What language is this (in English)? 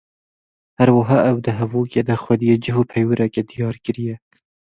Kurdish